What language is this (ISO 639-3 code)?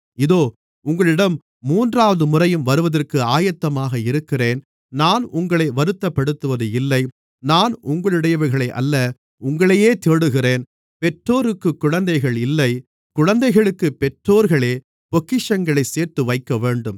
tam